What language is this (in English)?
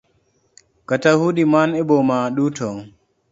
Luo (Kenya and Tanzania)